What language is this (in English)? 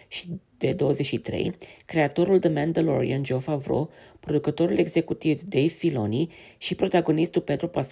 Romanian